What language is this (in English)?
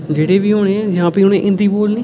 Dogri